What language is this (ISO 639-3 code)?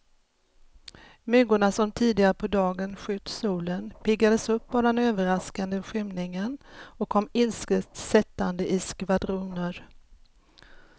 swe